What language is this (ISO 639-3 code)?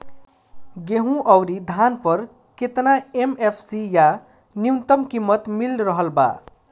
bho